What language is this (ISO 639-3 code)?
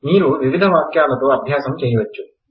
tel